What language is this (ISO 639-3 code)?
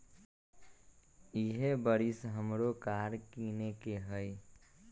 mag